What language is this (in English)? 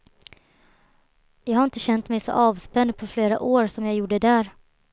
Swedish